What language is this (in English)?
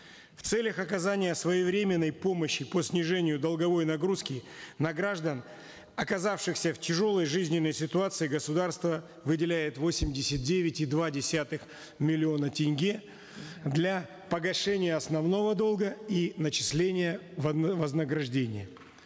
Kazakh